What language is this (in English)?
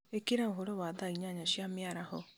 Kikuyu